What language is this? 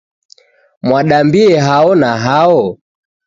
Taita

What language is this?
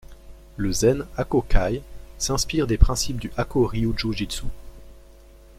French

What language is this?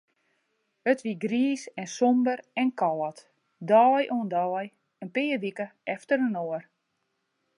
Western Frisian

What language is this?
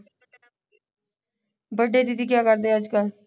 Punjabi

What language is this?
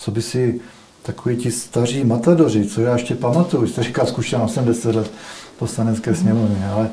Czech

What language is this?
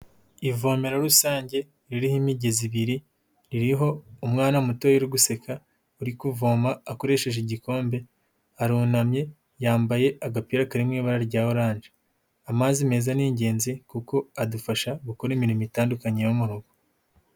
Kinyarwanda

